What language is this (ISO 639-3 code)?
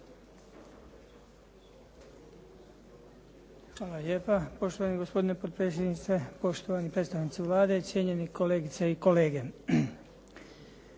hrv